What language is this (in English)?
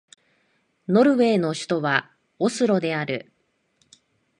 Japanese